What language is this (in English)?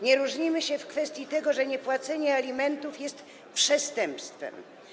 Polish